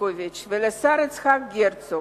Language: Hebrew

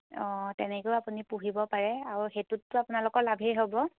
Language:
Assamese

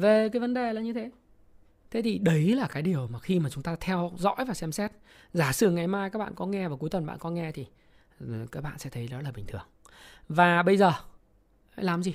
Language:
Vietnamese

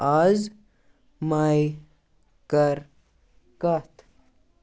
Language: Kashmiri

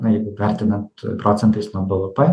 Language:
Lithuanian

